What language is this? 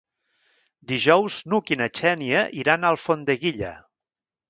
Catalan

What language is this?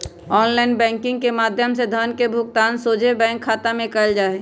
Magahi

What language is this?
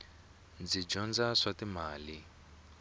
Tsonga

